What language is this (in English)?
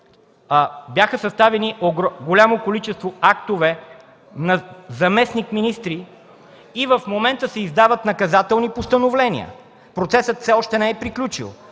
Bulgarian